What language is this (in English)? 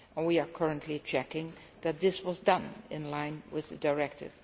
English